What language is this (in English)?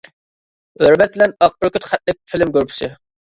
Uyghur